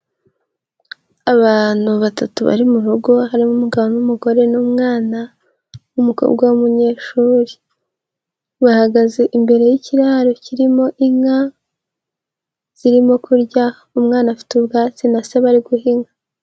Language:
Kinyarwanda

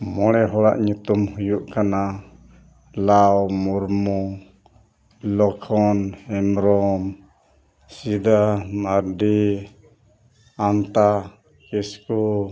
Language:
Santali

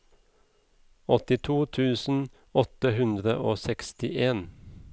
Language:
Norwegian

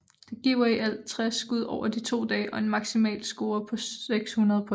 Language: Danish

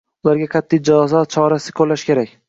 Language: Uzbek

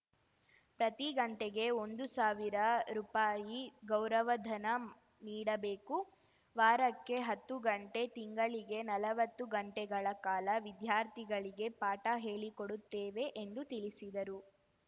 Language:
Kannada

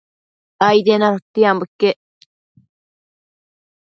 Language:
Matsés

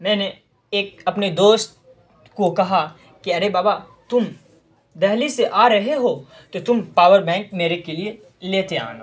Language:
Urdu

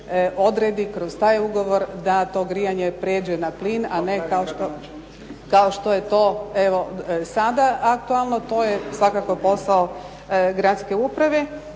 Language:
Croatian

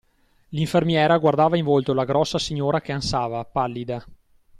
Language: Italian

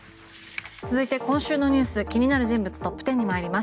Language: Japanese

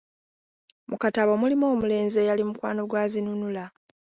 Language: Ganda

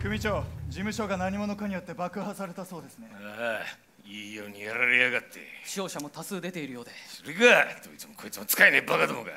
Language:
Japanese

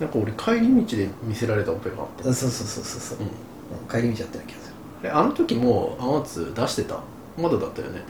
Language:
Japanese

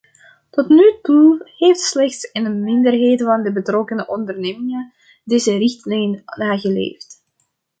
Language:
Dutch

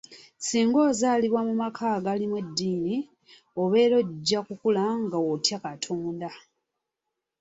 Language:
Ganda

